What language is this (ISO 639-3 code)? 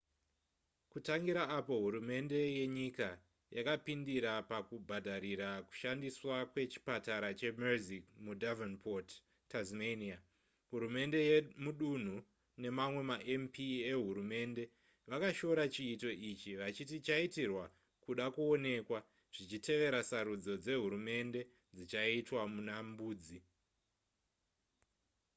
sna